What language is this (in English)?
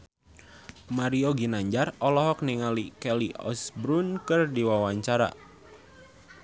Sundanese